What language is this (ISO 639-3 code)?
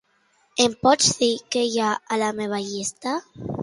cat